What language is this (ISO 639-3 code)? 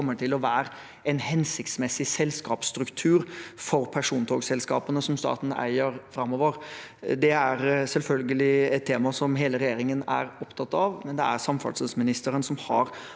nor